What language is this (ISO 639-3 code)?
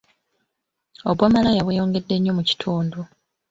lug